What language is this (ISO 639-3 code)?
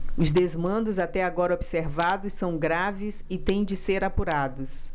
por